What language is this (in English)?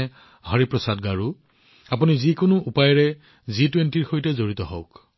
Assamese